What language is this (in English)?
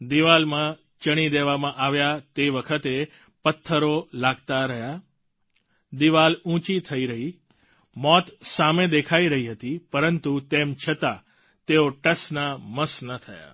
Gujarati